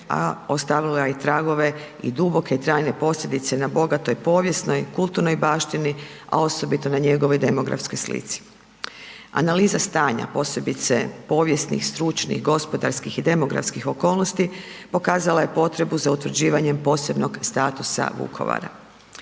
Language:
Croatian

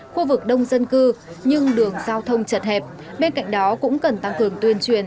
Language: Vietnamese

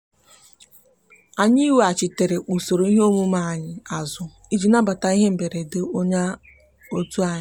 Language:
Igbo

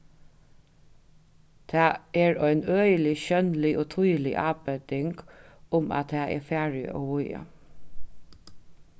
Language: Faroese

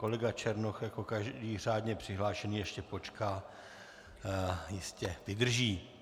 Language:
Czech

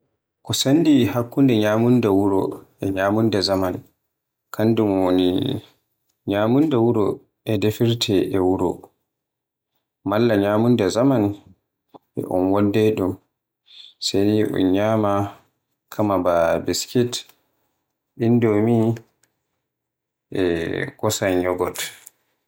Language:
Borgu Fulfulde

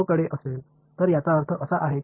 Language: Tamil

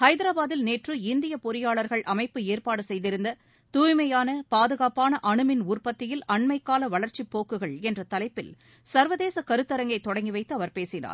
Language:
Tamil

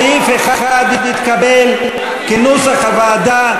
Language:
Hebrew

